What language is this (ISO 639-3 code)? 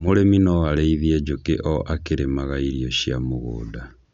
kik